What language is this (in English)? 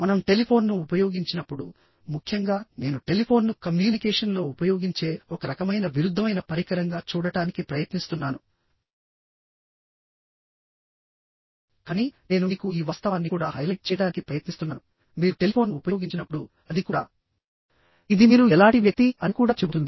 Telugu